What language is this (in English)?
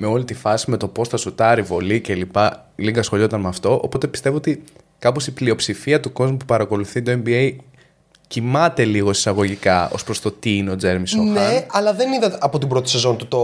Greek